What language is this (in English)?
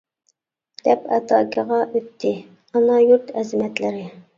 Uyghur